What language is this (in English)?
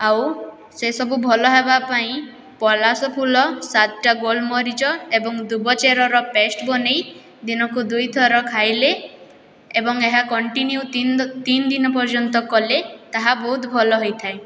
Odia